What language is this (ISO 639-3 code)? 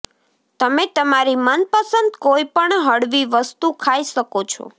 guj